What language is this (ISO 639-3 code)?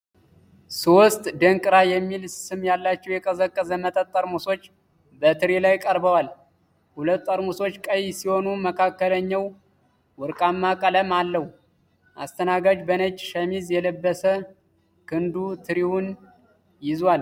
amh